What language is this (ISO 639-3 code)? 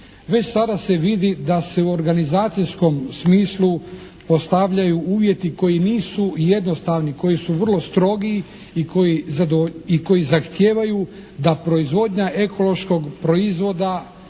hrv